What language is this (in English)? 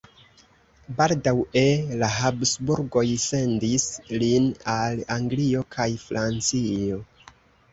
Esperanto